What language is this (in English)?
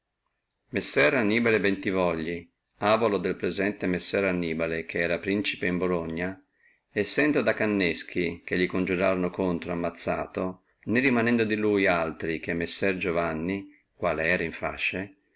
Italian